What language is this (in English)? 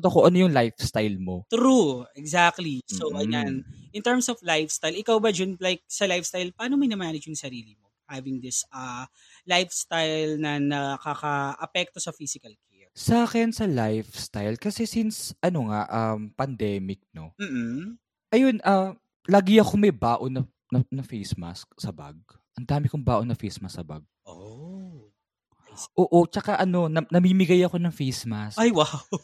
Filipino